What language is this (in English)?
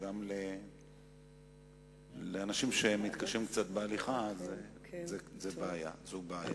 Hebrew